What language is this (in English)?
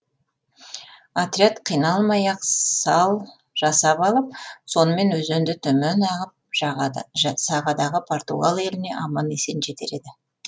Kazakh